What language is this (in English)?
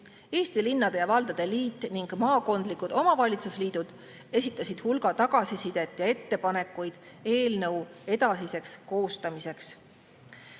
Estonian